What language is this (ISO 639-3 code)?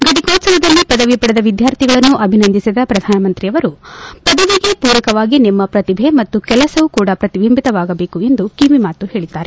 kan